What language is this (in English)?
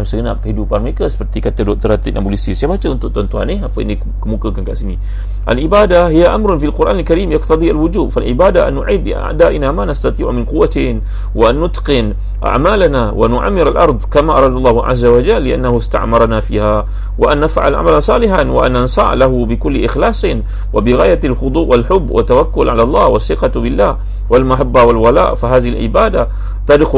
Malay